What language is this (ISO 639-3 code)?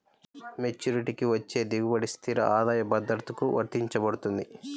tel